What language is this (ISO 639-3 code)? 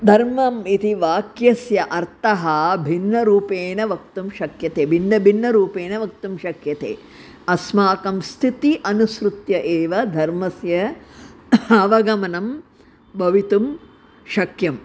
san